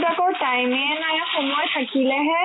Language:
Assamese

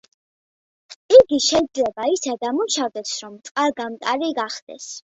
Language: Georgian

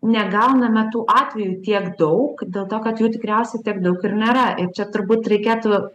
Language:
Lithuanian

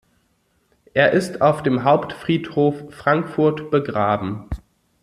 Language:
German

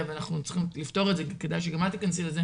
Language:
Hebrew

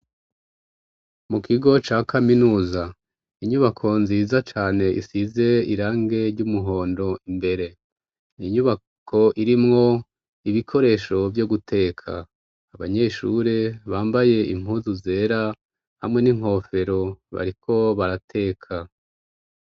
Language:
Rundi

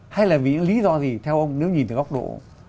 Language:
Vietnamese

